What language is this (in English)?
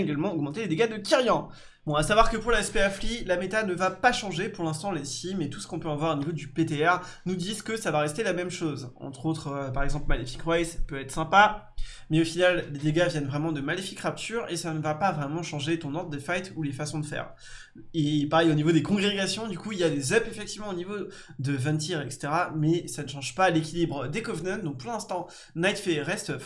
French